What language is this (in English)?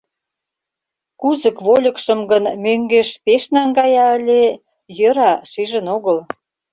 Mari